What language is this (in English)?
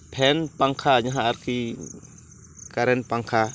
Santali